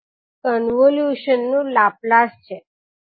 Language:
Gujarati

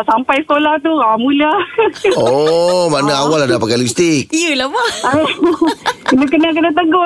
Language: Malay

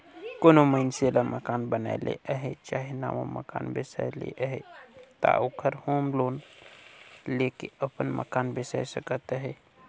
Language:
Chhattisgarhi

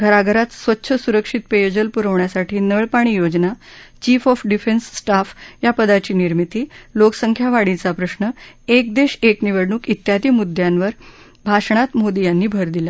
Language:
Marathi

